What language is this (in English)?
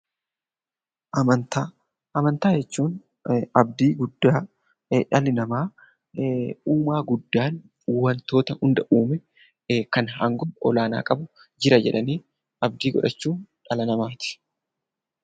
Oromo